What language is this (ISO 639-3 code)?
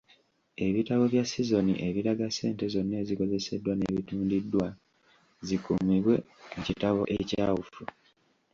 lug